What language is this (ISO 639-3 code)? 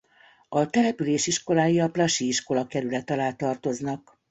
hun